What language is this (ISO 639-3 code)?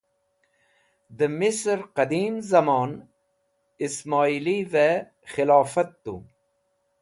wbl